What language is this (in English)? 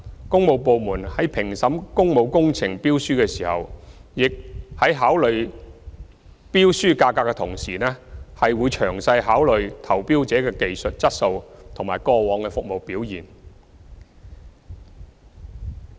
Cantonese